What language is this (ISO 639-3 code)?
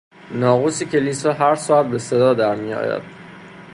fas